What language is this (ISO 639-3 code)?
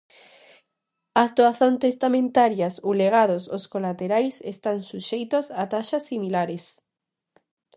glg